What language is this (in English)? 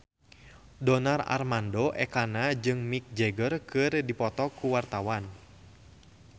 Sundanese